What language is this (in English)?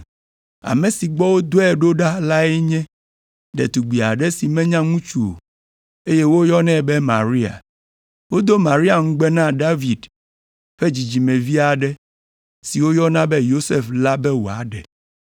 Ewe